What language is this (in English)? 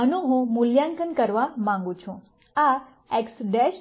Gujarati